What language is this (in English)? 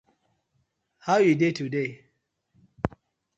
Nigerian Pidgin